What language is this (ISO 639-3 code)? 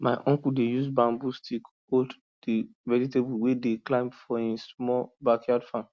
pcm